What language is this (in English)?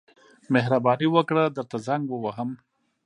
Pashto